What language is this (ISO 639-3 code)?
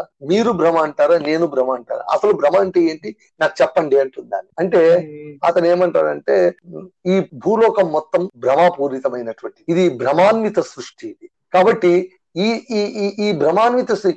tel